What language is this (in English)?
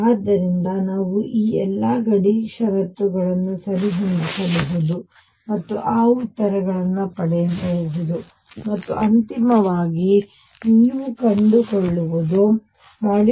Kannada